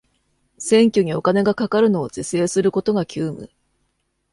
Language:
Japanese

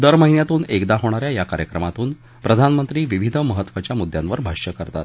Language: Marathi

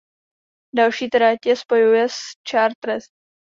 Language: Czech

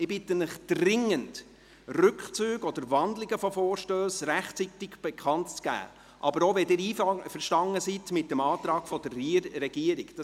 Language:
Swiss German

